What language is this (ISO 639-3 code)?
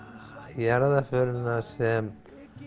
isl